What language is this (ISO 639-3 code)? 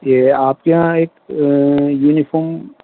urd